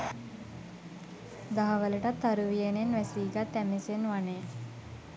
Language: Sinhala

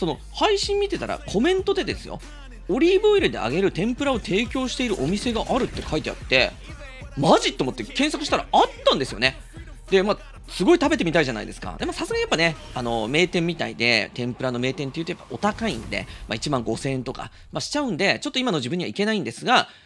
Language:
Japanese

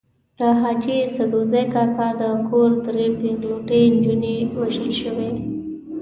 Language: Pashto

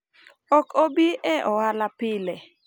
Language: Luo (Kenya and Tanzania)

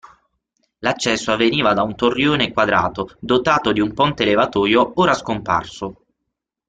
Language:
Italian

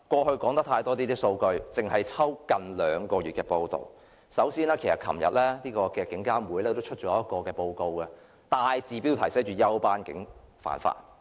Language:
Cantonese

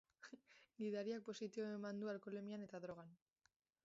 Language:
Basque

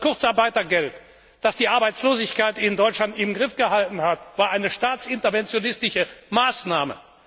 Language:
German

